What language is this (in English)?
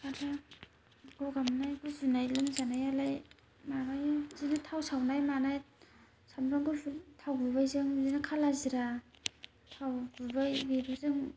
Bodo